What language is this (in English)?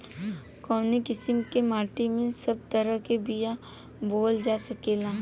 Bhojpuri